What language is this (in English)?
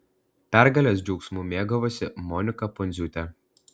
Lithuanian